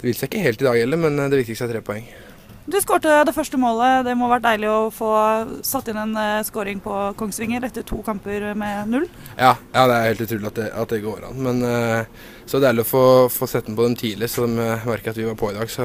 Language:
Norwegian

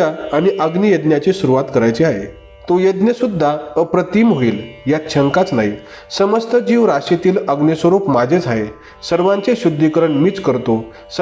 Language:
Marathi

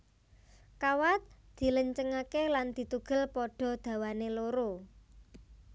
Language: Javanese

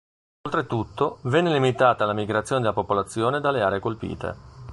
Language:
Italian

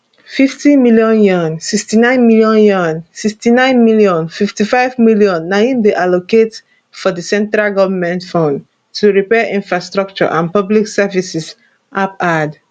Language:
Nigerian Pidgin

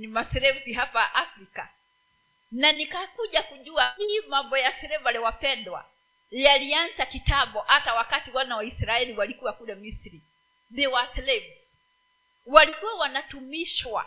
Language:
Swahili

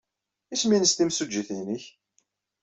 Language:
Kabyle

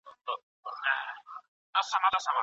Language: Pashto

